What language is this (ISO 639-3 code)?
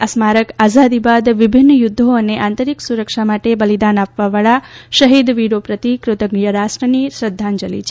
guj